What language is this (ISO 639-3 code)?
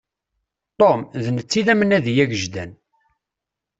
kab